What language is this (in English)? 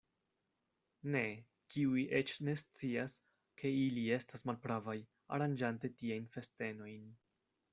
Esperanto